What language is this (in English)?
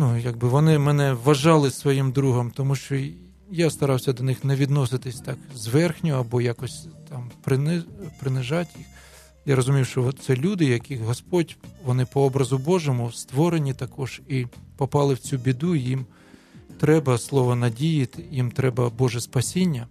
Ukrainian